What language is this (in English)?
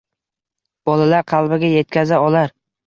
Uzbek